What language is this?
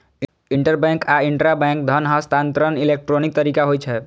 Maithili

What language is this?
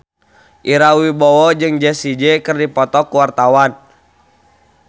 Sundanese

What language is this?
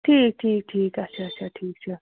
Kashmiri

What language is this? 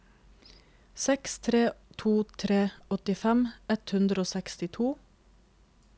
Norwegian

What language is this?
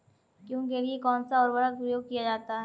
Hindi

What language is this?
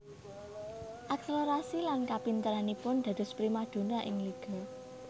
Javanese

